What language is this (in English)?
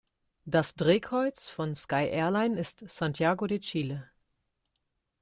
German